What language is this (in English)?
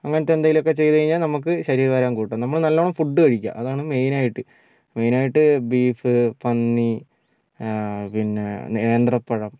Malayalam